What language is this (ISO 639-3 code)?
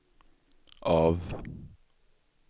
swe